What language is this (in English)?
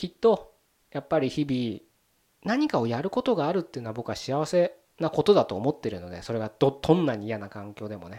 Japanese